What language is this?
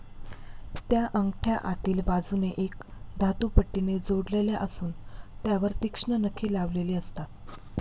Marathi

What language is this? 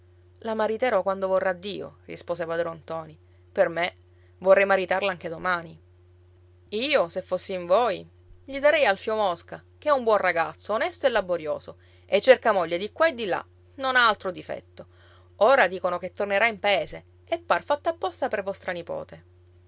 Italian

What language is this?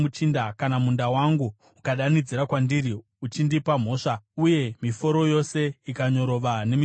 Shona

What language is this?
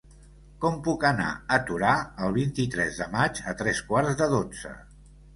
Catalan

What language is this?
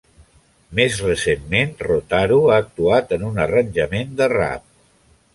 Catalan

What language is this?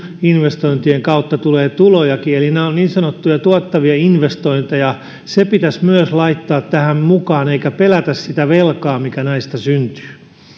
Finnish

